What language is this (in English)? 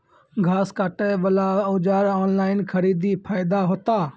Maithili